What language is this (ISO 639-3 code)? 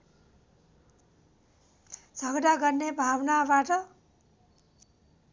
nep